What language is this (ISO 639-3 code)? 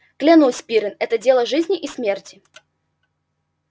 rus